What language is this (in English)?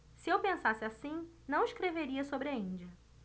Portuguese